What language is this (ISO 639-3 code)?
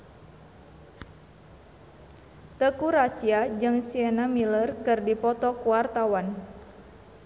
sun